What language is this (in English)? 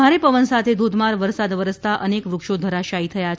Gujarati